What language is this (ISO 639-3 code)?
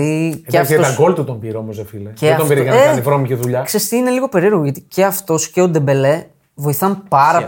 ell